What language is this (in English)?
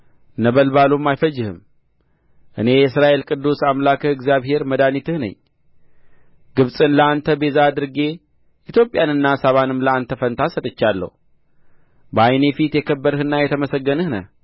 Amharic